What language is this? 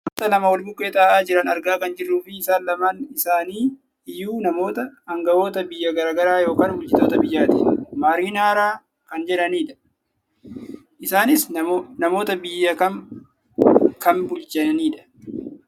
Oromo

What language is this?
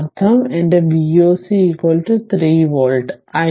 Malayalam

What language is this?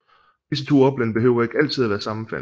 Danish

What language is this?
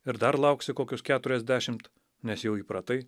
Lithuanian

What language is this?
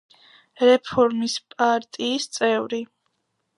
Georgian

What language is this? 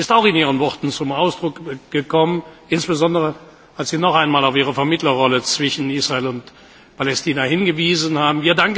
German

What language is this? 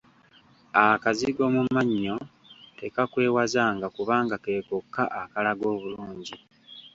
Ganda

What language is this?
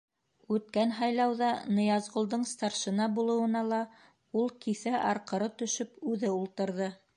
Bashkir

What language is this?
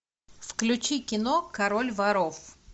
Russian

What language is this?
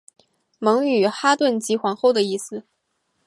Chinese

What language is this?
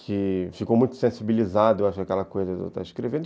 Portuguese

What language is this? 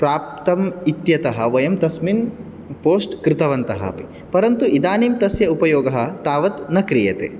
Sanskrit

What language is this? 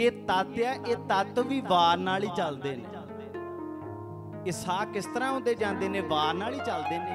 Hindi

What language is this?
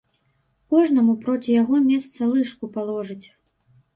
Belarusian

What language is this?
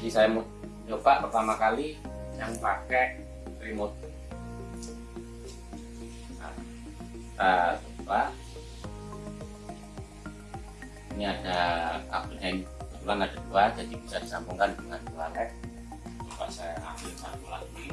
Indonesian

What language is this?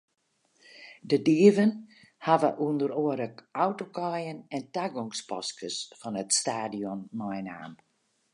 Western Frisian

